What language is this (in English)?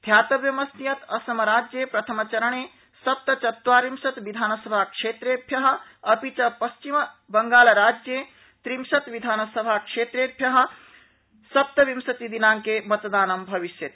Sanskrit